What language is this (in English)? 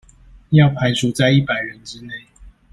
Chinese